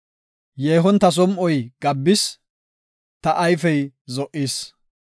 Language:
Gofa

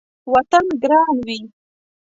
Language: Pashto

